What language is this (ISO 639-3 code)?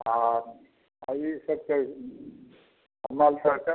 mai